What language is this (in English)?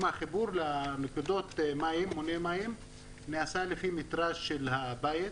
Hebrew